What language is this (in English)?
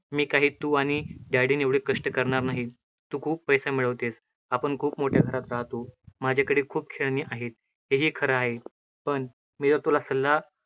Marathi